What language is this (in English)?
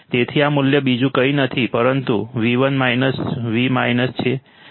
Gujarati